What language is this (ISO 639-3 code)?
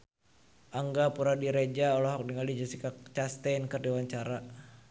sun